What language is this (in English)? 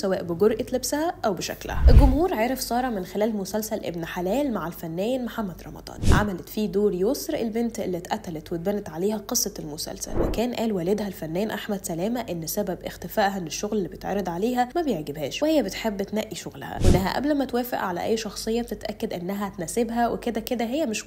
Arabic